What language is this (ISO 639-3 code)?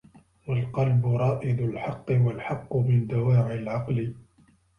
ara